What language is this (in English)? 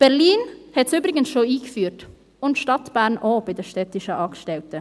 Swiss German